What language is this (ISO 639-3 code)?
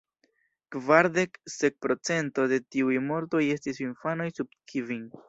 epo